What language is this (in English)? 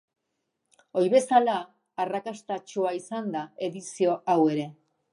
Basque